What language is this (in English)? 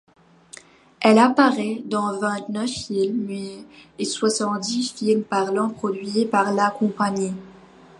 French